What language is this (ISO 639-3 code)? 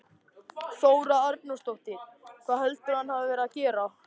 isl